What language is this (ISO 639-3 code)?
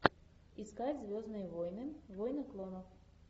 rus